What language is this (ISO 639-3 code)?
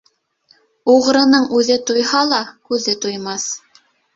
bak